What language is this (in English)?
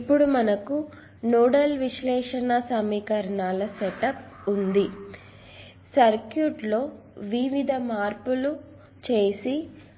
Telugu